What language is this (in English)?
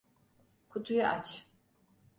Turkish